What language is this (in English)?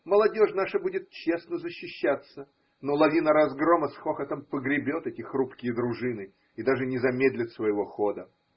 Russian